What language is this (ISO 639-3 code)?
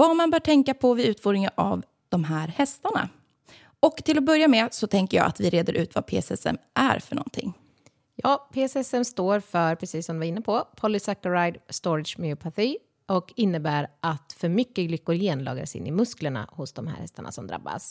swe